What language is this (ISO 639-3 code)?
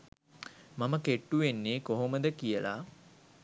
sin